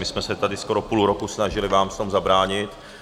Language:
Czech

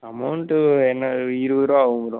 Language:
Tamil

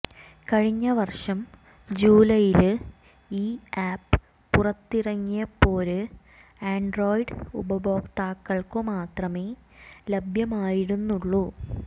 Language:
Malayalam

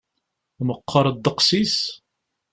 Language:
Kabyle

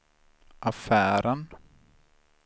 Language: Swedish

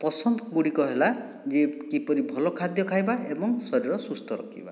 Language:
Odia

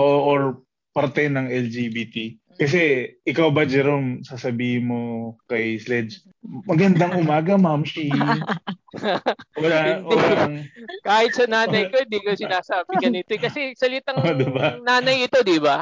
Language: Filipino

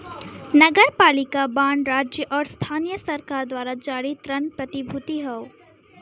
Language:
Bhojpuri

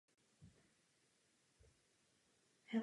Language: Czech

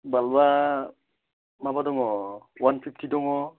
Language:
Bodo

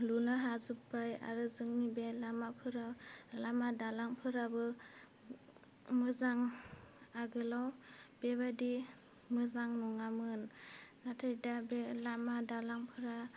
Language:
Bodo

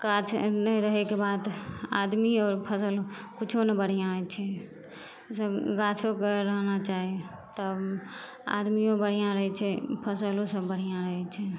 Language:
Maithili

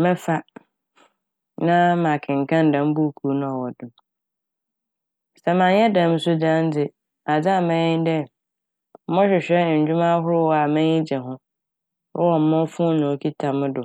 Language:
Akan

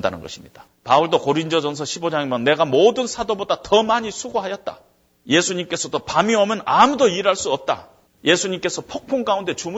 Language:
Korean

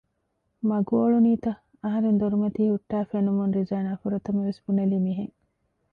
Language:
Divehi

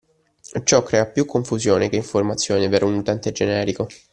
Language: Italian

